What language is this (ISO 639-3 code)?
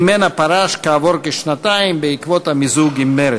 heb